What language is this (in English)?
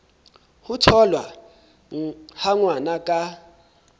Southern Sotho